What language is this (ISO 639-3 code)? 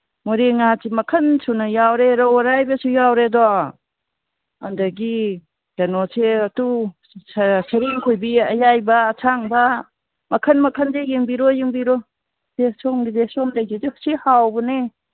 mni